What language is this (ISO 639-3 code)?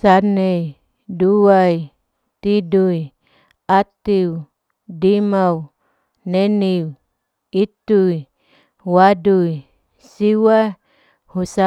alo